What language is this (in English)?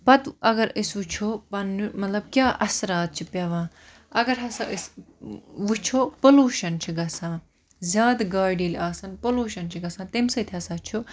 Kashmiri